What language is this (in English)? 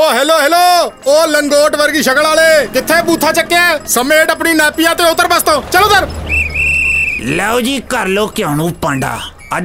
Punjabi